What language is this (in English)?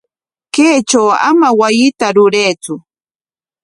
Corongo Ancash Quechua